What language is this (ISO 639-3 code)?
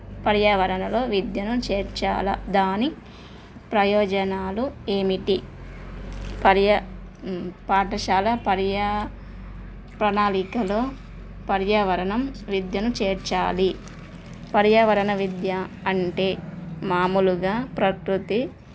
tel